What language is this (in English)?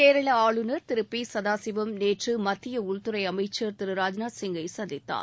Tamil